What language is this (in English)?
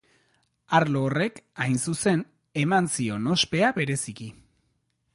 Basque